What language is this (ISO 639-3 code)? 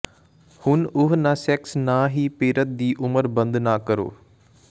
pan